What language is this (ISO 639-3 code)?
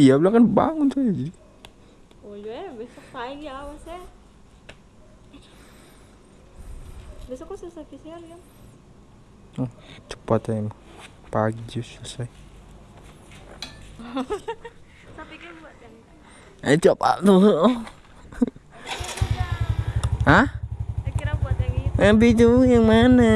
ind